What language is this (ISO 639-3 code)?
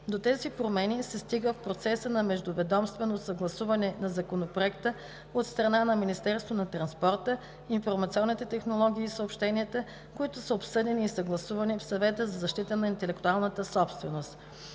bul